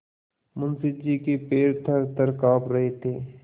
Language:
Hindi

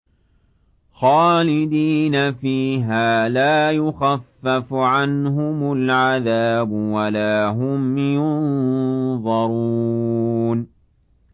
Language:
Arabic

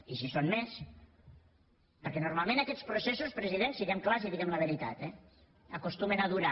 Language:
Catalan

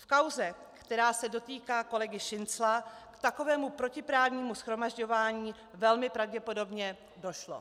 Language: Czech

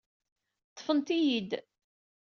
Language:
Kabyle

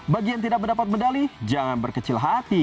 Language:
Indonesian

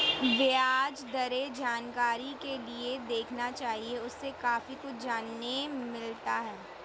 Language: Hindi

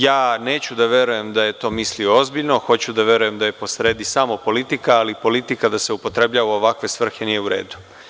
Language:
Serbian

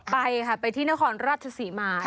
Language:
Thai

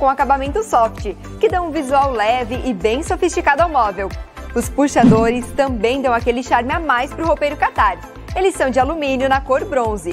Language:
Portuguese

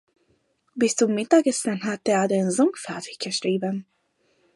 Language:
German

